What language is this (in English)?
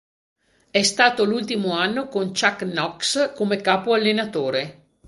Italian